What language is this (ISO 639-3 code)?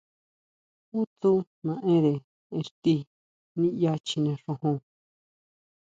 mau